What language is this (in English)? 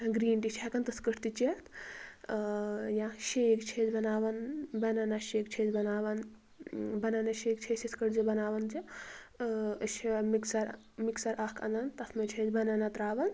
Kashmiri